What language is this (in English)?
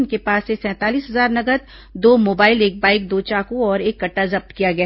Hindi